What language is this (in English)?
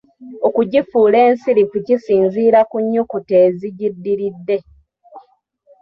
Ganda